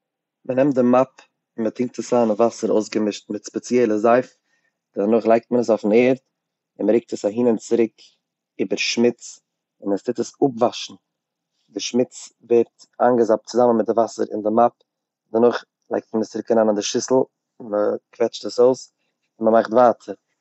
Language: Yiddish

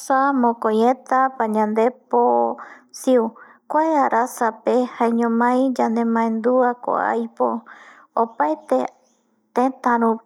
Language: Eastern Bolivian Guaraní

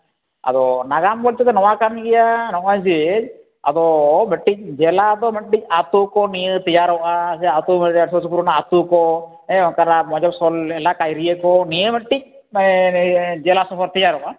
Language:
Santali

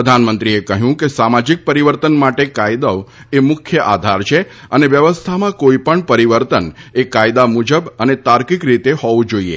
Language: Gujarati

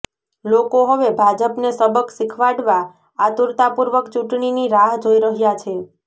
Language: Gujarati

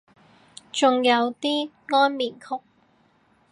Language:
Cantonese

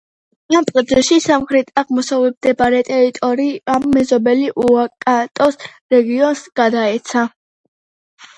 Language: Georgian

